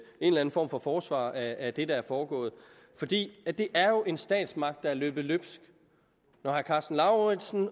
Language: Danish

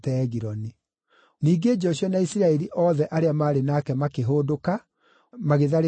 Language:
Kikuyu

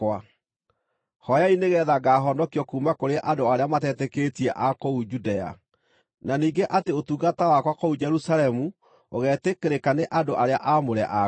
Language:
Kikuyu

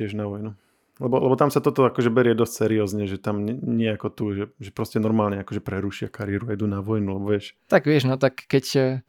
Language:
Slovak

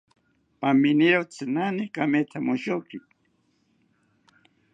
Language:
South Ucayali Ashéninka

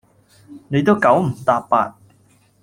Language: Cantonese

